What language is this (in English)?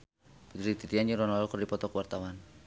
Sundanese